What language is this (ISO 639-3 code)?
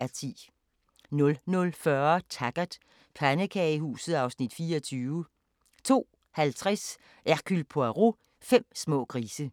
dan